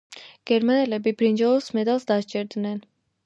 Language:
Georgian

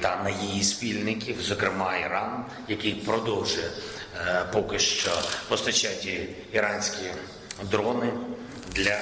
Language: Ukrainian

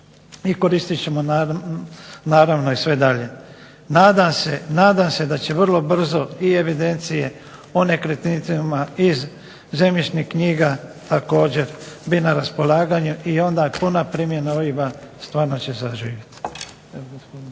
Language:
Croatian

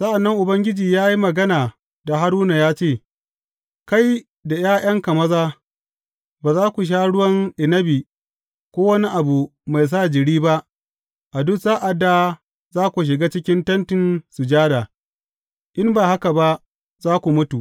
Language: Hausa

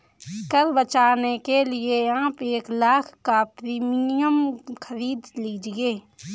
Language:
Hindi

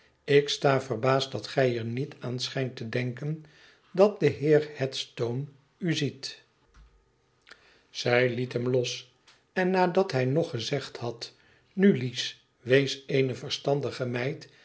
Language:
Dutch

